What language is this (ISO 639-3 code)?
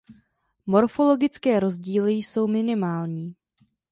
ces